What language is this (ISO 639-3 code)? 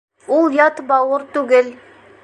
bak